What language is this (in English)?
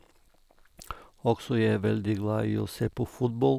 Norwegian